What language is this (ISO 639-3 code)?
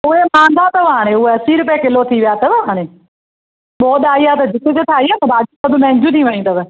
snd